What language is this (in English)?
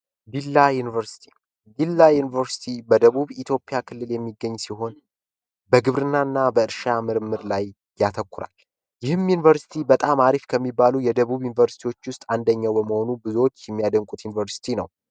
Amharic